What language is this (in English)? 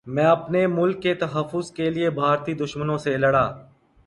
Urdu